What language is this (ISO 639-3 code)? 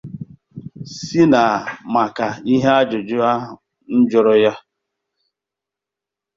ibo